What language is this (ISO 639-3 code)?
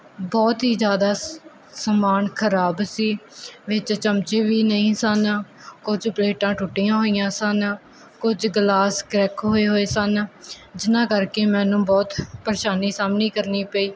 pan